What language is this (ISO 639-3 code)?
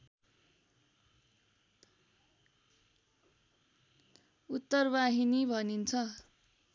nep